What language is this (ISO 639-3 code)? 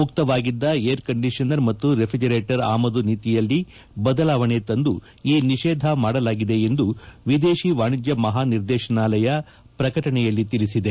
kan